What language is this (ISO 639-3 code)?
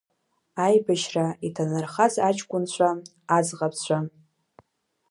abk